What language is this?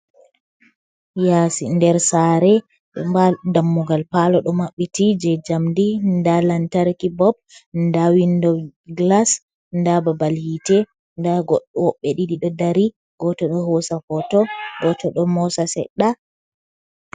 Fula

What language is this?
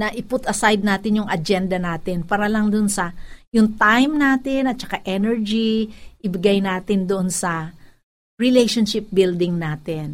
Filipino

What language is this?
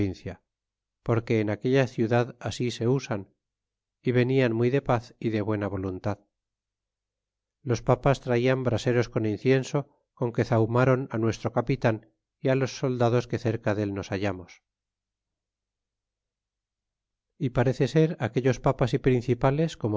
Spanish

